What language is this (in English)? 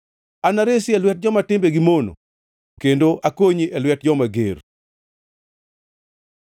Luo (Kenya and Tanzania)